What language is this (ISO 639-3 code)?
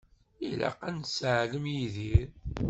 kab